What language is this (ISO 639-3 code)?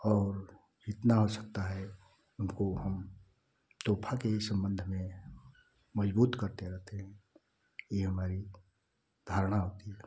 hin